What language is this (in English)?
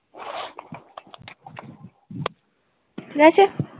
Bangla